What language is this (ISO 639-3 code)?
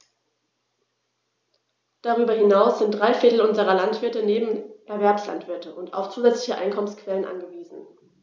deu